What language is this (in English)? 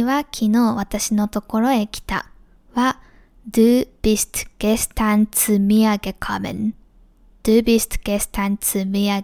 Japanese